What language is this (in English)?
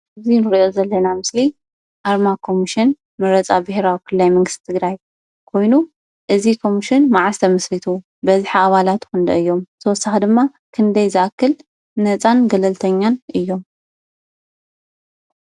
Tigrinya